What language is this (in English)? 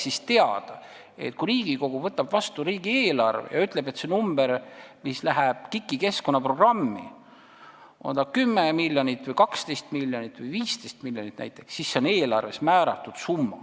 Estonian